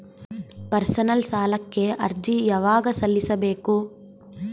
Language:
Kannada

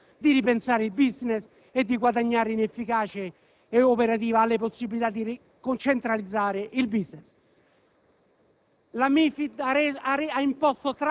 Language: Italian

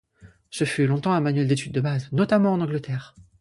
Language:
French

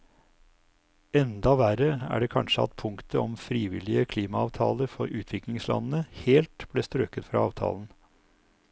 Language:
Norwegian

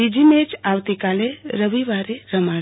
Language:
Gujarati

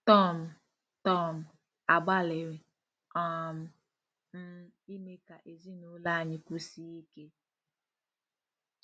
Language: Igbo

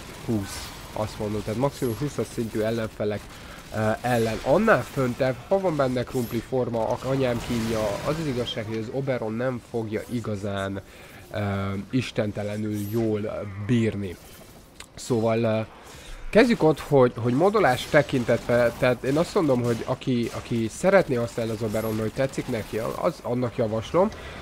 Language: Hungarian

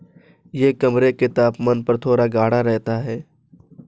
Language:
Hindi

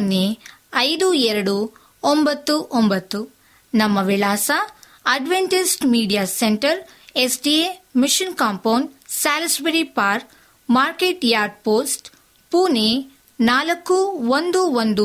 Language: Kannada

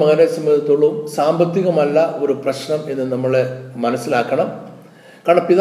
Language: Malayalam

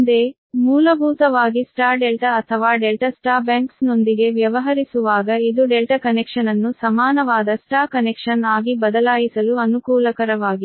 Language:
Kannada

